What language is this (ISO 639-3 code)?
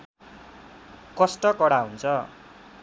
nep